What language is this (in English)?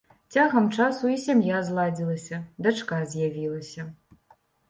Belarusian